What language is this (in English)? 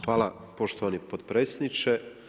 Croatian